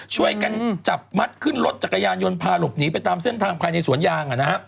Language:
Thai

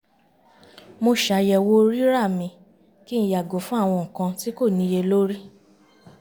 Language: Yoruba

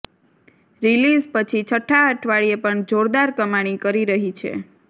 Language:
Gujarati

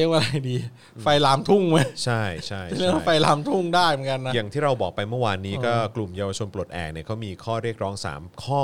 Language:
Thai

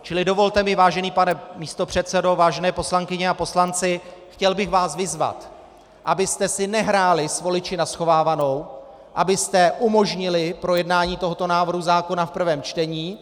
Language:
Czech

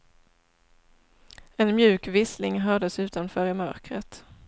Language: Swedish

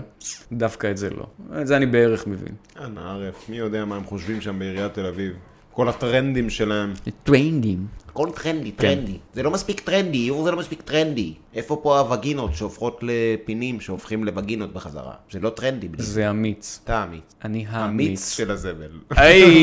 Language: Hebrew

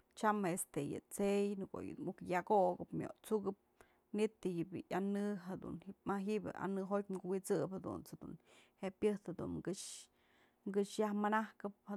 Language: Mazatlán Mixe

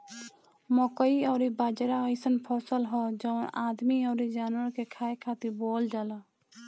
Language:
Bhojpuri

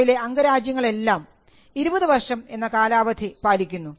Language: Malayalam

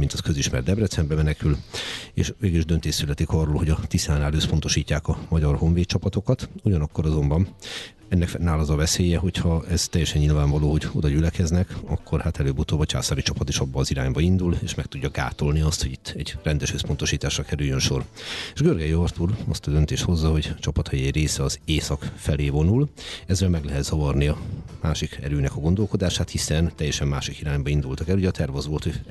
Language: Hungarian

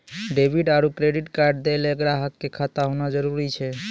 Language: Maithili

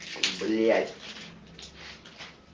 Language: Russian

